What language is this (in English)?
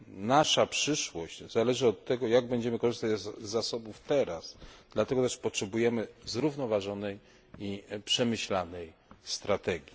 Polish